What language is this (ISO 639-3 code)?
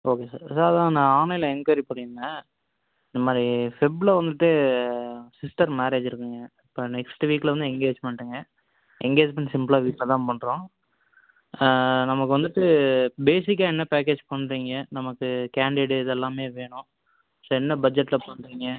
tam